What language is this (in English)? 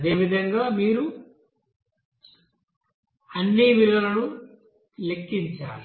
Telugu